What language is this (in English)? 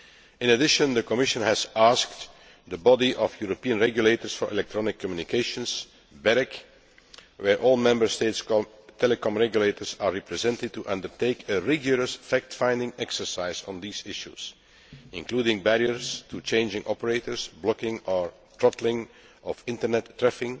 English